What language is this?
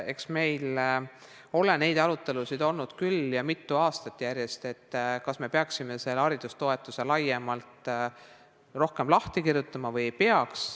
Estonian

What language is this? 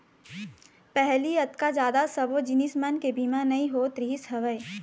Chhattisgarhi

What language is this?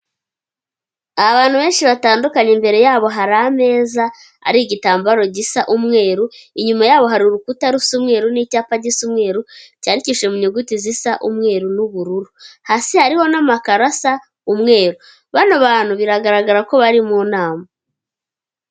Kinyarwanda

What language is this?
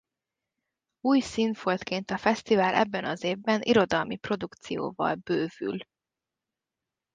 Hungarian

